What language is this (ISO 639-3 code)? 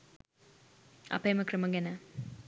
sin